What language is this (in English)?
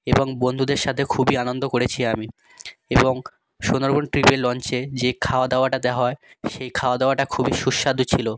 Bangla